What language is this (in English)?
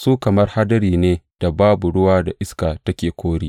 Hausa